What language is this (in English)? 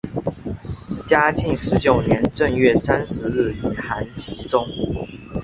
Chinese